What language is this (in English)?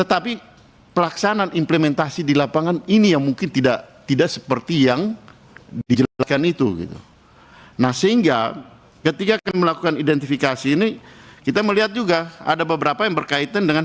Indonesian